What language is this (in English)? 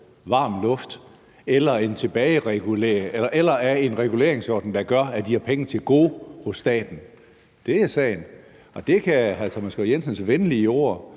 Danish